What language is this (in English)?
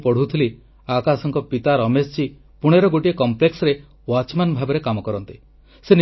Odia